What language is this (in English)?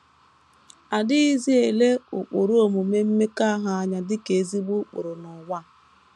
Igbo